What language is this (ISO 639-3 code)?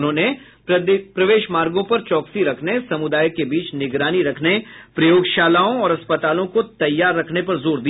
hin